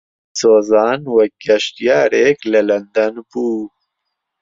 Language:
Central Kurdish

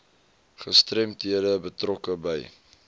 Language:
Afrikaans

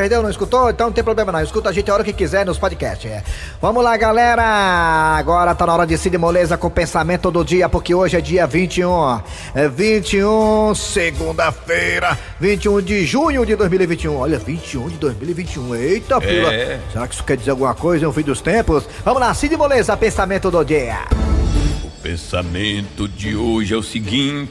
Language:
Portuguese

